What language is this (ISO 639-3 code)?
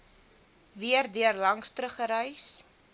afr